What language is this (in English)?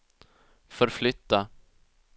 Swedish